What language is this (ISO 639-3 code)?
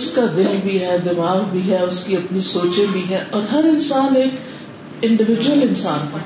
urd